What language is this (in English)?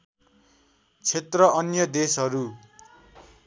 Nepali